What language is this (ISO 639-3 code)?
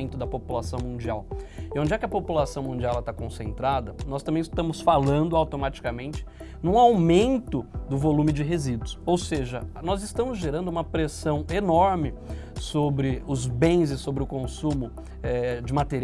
por